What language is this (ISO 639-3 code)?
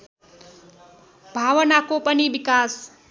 nep